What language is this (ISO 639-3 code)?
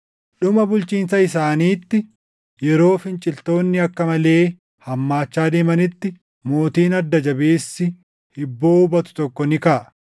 orm